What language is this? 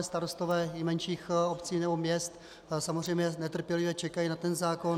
Czech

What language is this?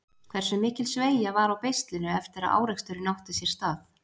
Icelandic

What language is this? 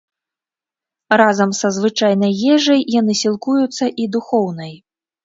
Belarusian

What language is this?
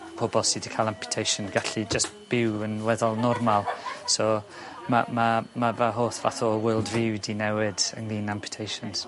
Welsh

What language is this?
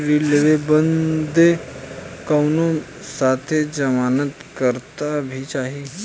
Bhojpuri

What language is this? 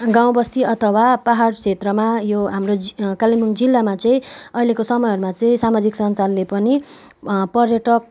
Nepali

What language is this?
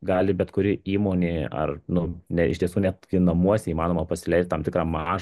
Lithuanian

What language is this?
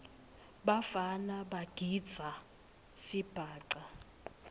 Swati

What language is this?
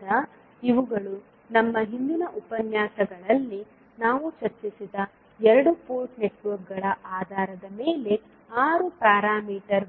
Kannada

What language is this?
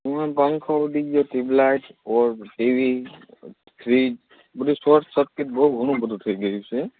Gujarati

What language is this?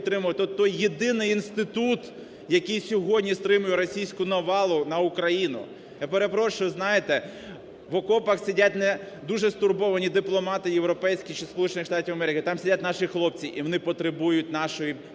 Ukrainian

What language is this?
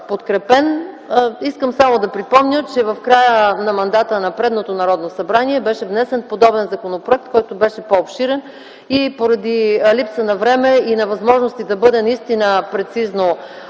Bulgarian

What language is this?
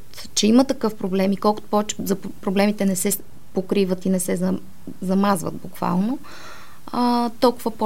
Bulgarian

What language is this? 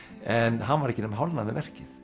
Icelandic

